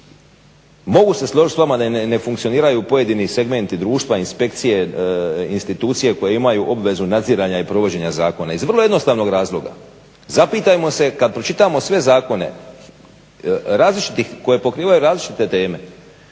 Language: Croatian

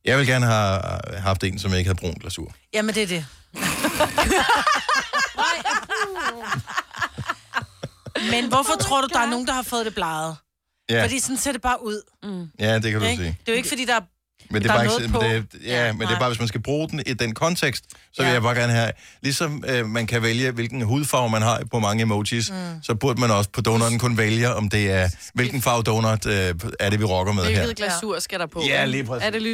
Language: Danish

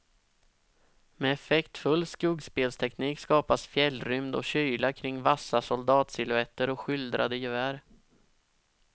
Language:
Swedish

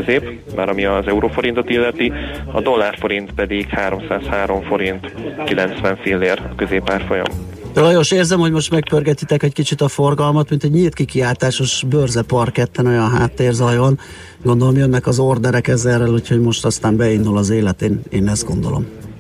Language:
Hungarian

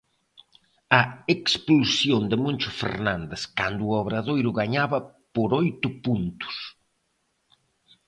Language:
Galician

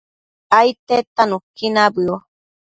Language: Matsés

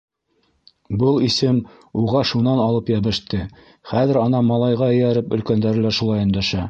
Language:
Bashkir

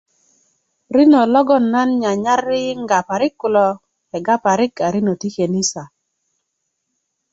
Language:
Kuku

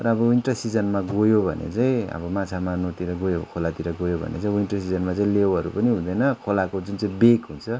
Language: Nepali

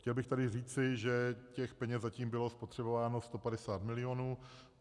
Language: Czech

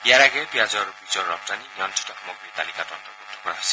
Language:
Assamese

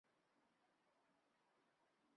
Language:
Chinese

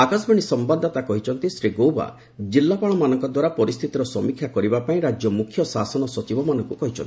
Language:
Odia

